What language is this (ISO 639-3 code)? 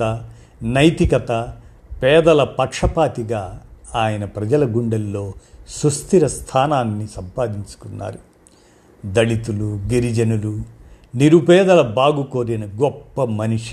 tel